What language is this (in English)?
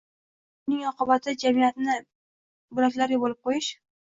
Uzbek